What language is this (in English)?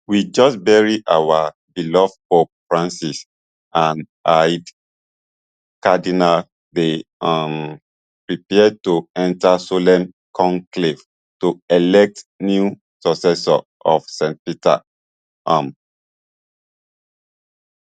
Nigerian Pidgin